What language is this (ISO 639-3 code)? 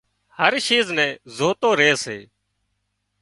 kxp